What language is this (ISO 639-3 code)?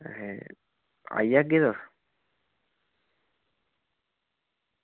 doi